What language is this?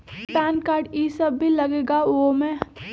Magahi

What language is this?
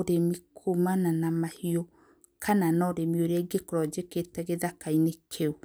Kikuyu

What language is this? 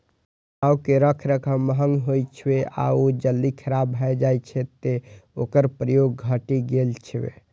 Maithili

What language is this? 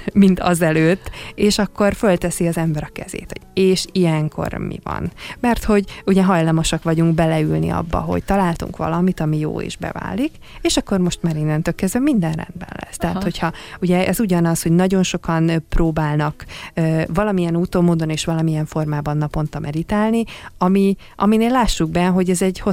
Hungarian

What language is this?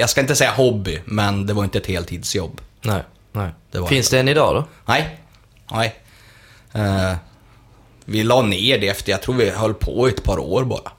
Swedish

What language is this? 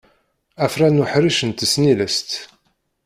Kabyle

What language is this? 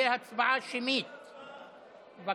Hebrew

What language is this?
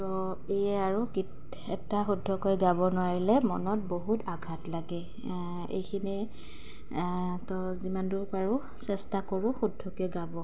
Assamese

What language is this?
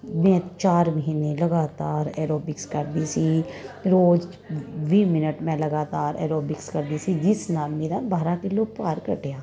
Punjabi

